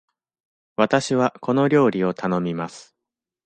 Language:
Japanese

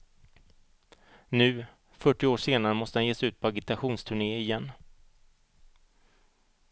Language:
Swedish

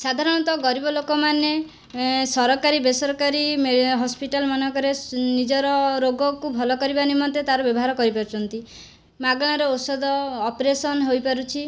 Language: Odia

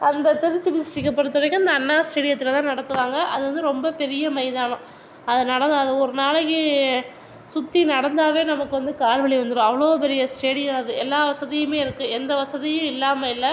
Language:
Tamil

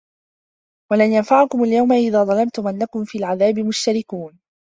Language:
Arabic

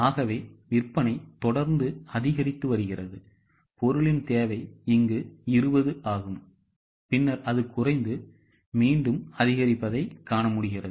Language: Tamil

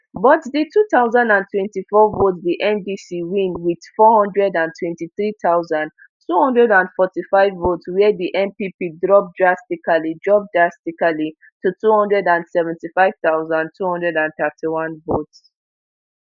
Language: Nigerian Pidgin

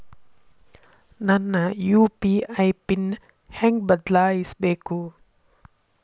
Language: Kannada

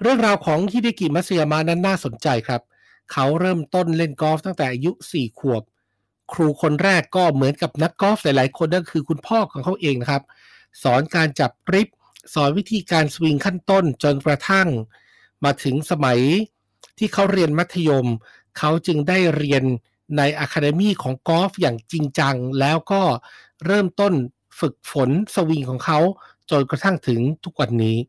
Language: Thai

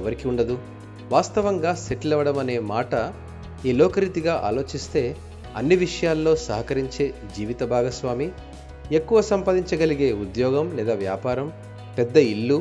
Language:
Telugu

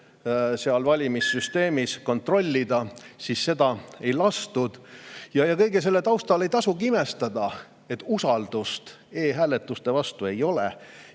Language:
Estonian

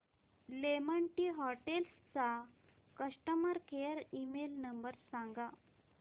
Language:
Marathi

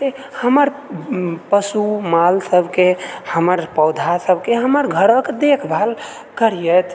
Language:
Maithili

